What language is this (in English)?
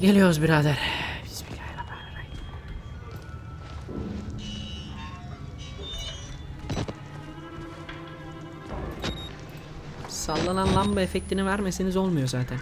Turkish